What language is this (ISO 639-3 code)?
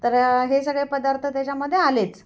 mar